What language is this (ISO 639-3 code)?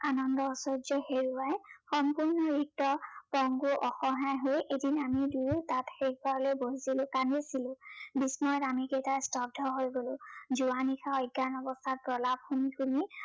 asm